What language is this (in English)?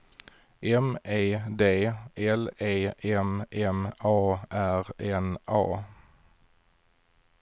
Swedish